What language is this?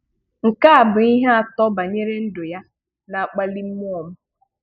Igbo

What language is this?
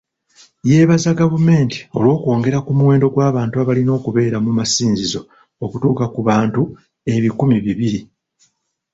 Ganda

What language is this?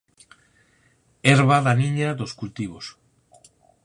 Galician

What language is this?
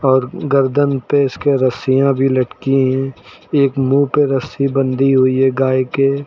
Hindi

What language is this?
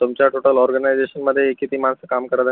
Marathi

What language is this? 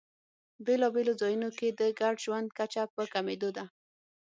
Pashto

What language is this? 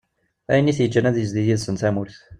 Kabyle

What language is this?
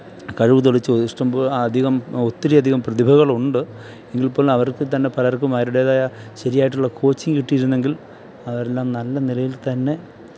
Malayalam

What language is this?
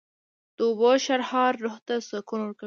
Pashto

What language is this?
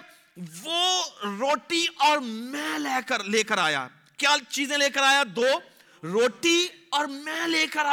Urdu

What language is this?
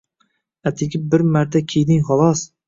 Uzbek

